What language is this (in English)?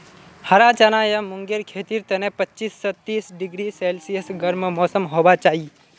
Magahi